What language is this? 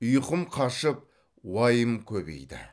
Kazakh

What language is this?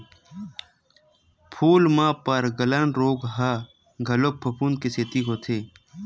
Chhattisgarhi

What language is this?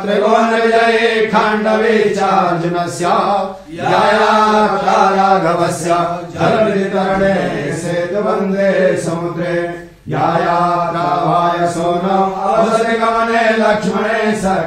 Hindi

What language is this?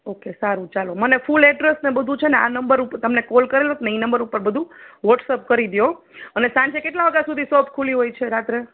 Gujarati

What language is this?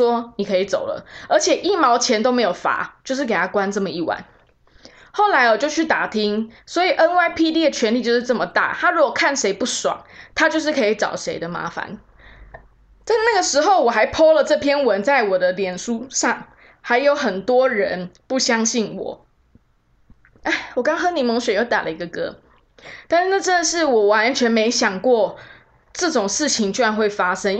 Chinese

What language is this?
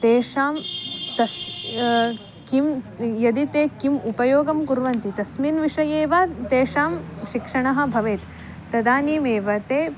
Sanskrit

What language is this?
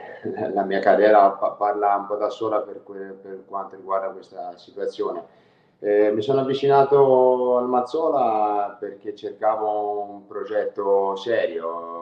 Italian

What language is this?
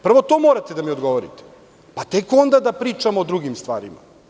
Serbian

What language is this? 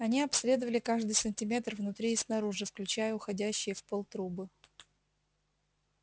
Russian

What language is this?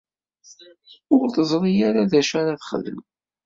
Kabyle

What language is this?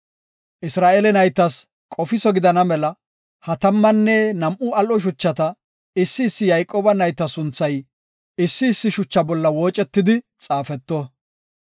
Gofa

